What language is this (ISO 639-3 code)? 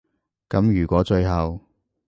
yue